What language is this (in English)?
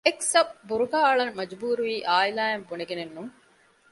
Divehi